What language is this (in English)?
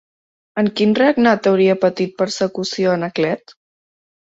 Catalan